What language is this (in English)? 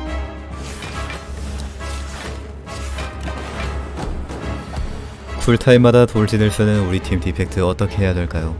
Korean